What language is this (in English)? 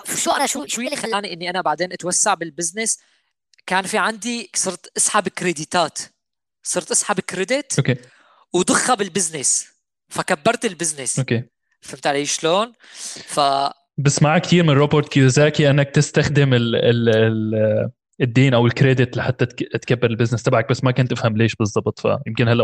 Arabic